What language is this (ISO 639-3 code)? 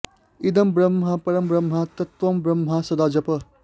san